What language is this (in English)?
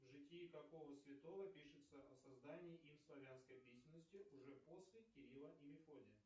Russian